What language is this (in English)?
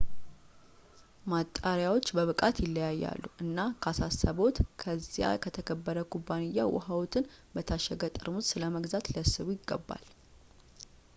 Amharic